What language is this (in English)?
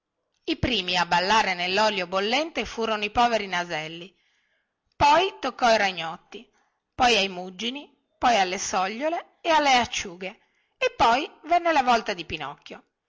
Italian